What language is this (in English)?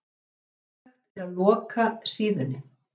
Icelandic